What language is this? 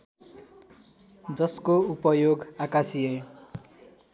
Nepali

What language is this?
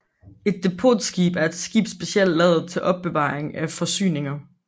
Danish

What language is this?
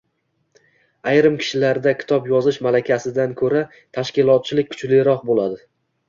Uzbek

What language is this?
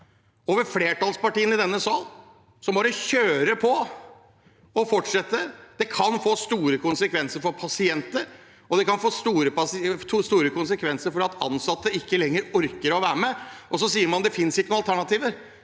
Norwegian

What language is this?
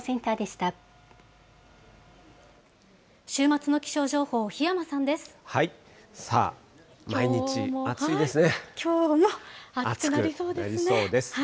Japanese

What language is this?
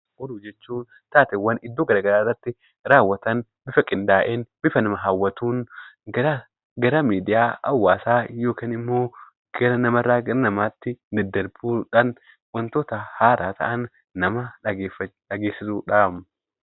Oromo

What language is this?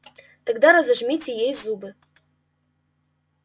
Russian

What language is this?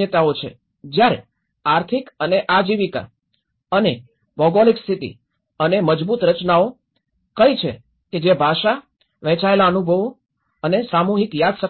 Gujarati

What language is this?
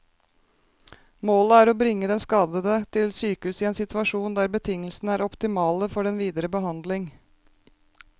Norwegian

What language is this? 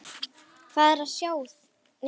Icelandic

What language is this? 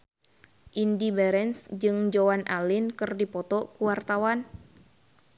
Sundanese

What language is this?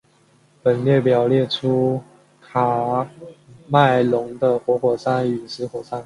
Chinese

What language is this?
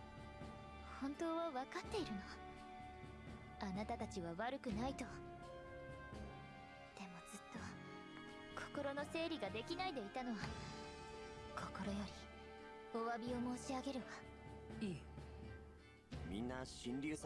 German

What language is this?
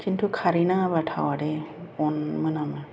Bodo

